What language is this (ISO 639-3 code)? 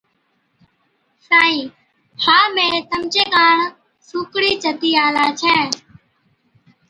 odk